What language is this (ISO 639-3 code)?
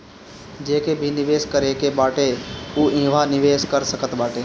bho